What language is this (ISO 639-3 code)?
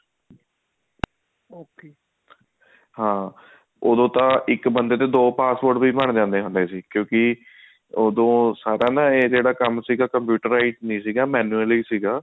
pan